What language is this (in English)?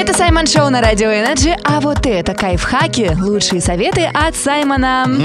Russian